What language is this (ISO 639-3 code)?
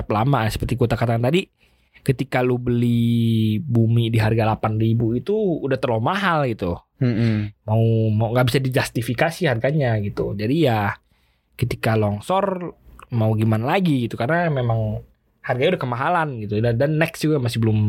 ind